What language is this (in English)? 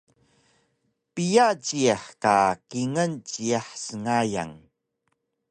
Taroko